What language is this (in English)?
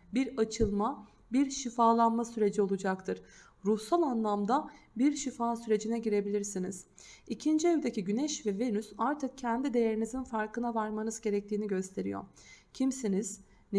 Turkish